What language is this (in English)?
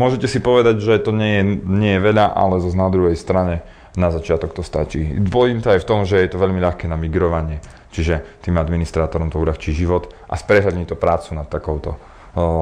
Slovak